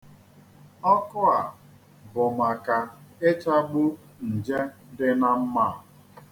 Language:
Igbo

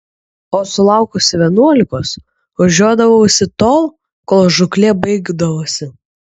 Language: Lithuanian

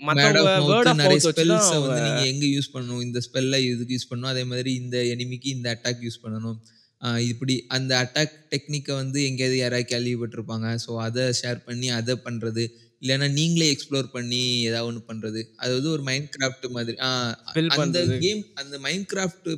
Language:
Tamil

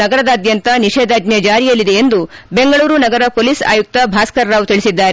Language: Kannada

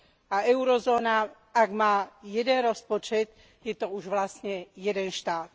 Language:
Slovak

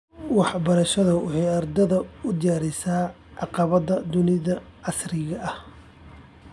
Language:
Somali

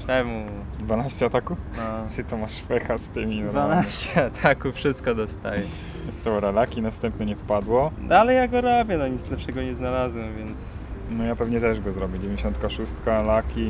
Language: Polish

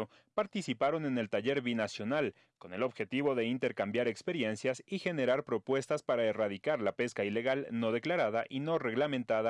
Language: Spanish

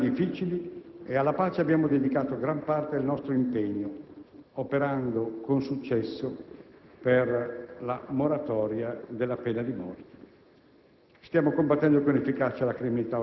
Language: Italian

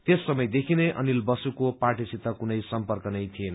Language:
Nepali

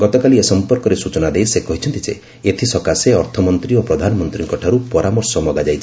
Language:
Odia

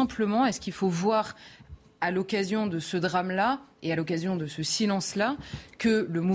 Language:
French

